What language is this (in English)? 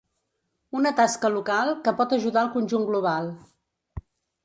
Catalan